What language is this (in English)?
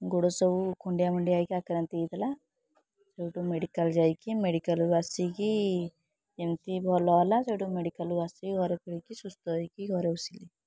Odia